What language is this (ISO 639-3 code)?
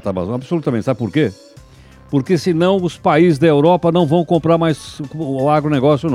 por